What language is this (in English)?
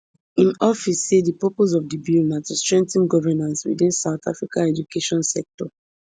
Nigerian Pidgin